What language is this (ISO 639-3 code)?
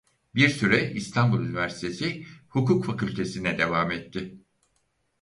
tur